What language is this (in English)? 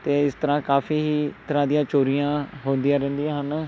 Punjabi